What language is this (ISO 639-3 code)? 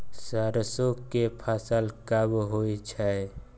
mai